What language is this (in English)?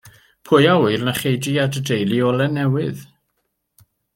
Welsh